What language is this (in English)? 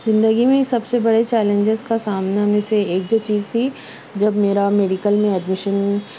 Urdu